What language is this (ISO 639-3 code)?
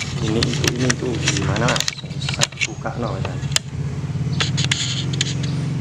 ind